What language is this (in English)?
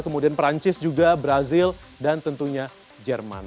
Indonesian